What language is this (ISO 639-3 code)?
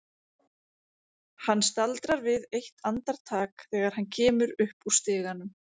isl